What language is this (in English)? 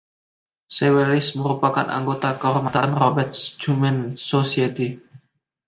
Indonesian